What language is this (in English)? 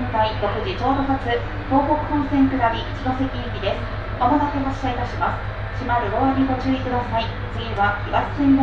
Japanese